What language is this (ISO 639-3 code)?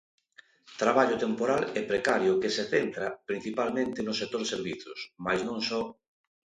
glg